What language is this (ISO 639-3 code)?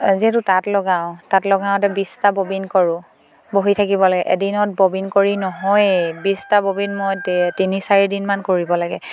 asm